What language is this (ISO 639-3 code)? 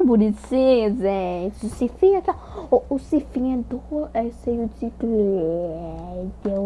por